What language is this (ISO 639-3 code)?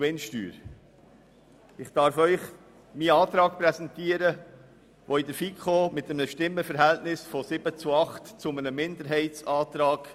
gsw